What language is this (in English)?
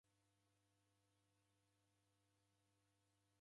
Taita